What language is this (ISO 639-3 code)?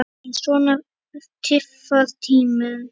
isl